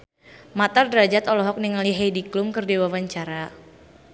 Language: Sundanese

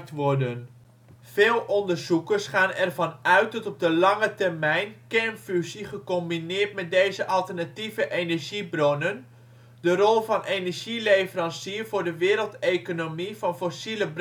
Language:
Dutch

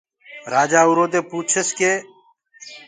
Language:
Gurgula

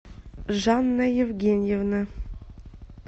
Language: Russian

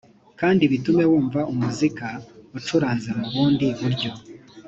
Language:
Kinyarwanda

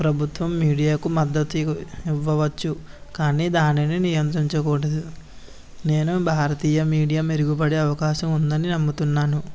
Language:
Telugu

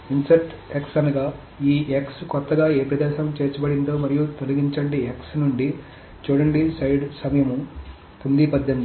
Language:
Telugu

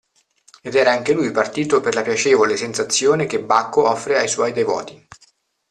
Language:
Italian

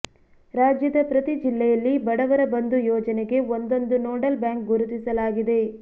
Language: Kannada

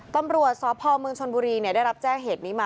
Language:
Thai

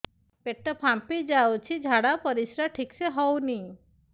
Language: Odia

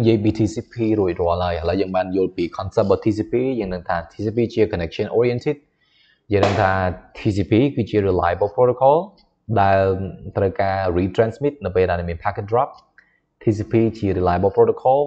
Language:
Thai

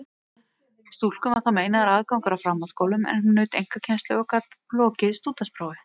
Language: Icelandic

